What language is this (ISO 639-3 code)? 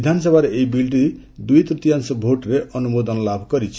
ori